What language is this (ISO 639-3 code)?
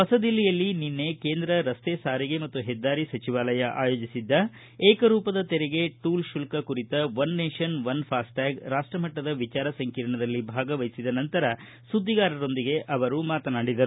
kan